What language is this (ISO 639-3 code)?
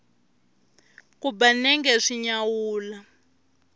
tso